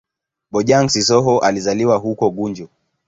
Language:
Swahili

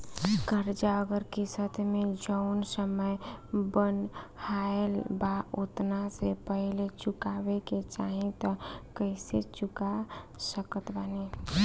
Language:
Bhojpuri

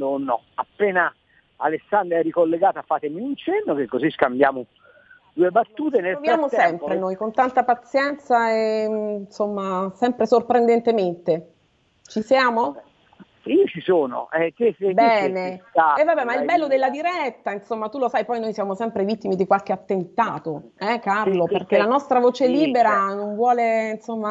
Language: Italian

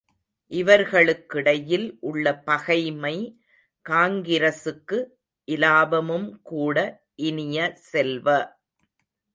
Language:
Tamil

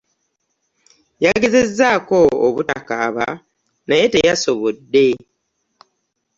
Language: Ganda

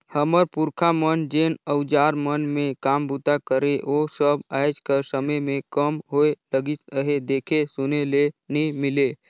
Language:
Chhattisgarhi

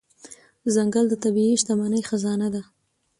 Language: Pashto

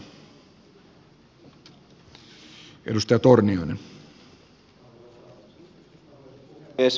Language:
Finnish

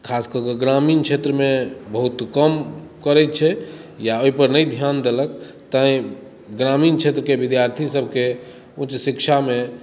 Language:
Maithili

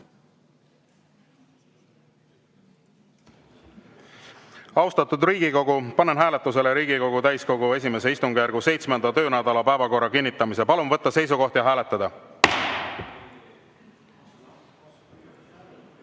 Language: Estonian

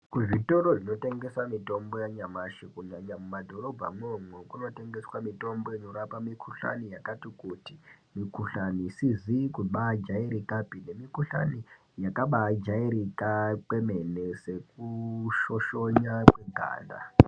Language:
Ndau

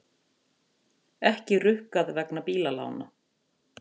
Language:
Icelandic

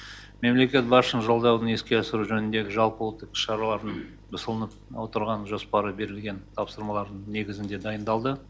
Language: Kazakh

